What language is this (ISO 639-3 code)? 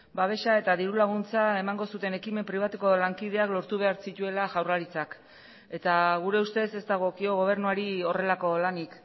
eus